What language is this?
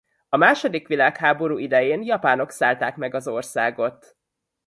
Hungarian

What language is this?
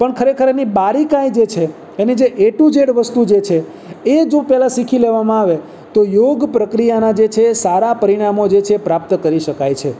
Gujarati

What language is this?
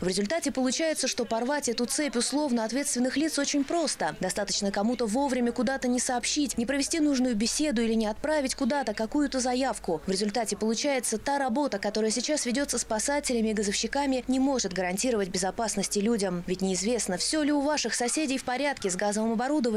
Russian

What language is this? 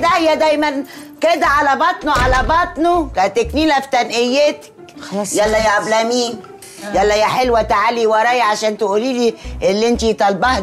Arabic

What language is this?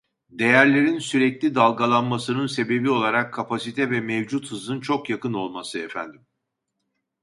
Turkish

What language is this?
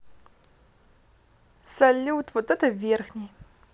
Russian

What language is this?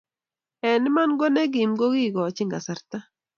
Kalenjin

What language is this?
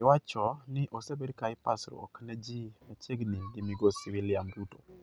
Luo (Kenya and Tanzania)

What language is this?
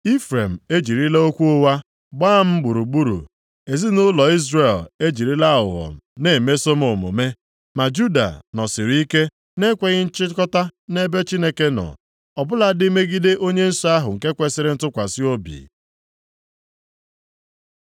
Igbo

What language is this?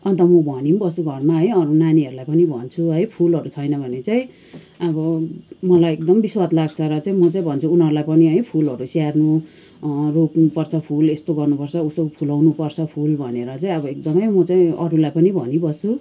Nepali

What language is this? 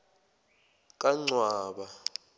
Zulu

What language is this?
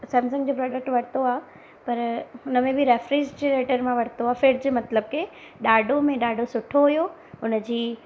Sindhi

